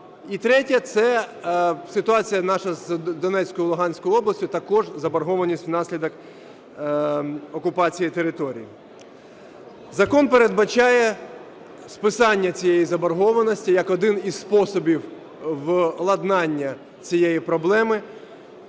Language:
Ukrainian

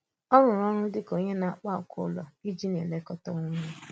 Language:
Igbo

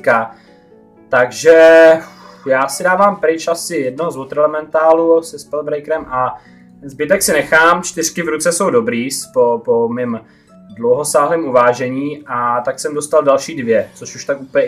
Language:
Czech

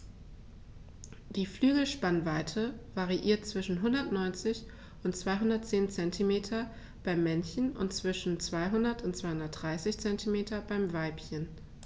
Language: German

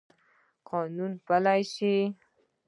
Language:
Pashto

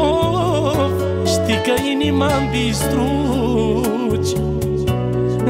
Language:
Romanian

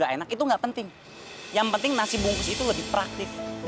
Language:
Indonesian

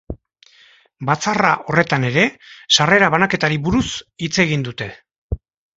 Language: Basque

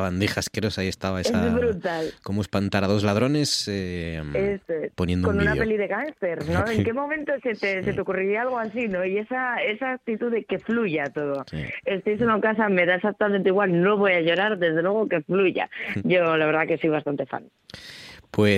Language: Spanish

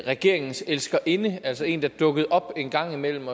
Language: Danish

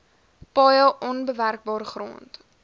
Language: Afrikaans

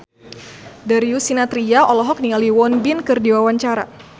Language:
Sundanese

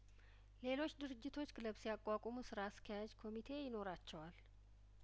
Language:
Amharic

